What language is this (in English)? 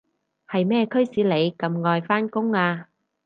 Cantonese